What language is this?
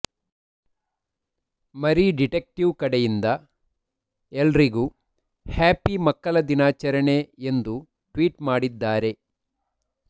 Kannada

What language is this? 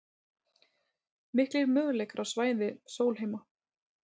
Icelandic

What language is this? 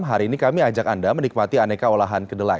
Indonesian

